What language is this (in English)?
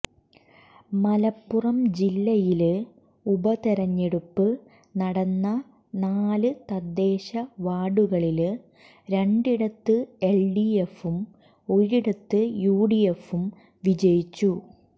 Malayalam